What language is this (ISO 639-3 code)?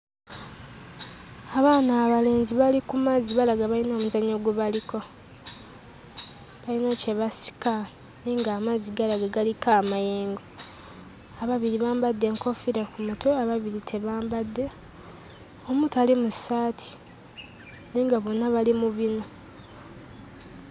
lug